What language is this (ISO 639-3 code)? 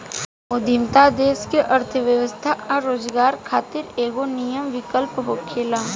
bho